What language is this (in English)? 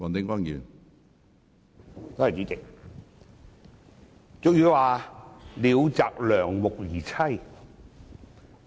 Cantonese